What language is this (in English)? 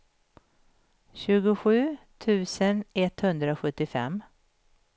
Swedish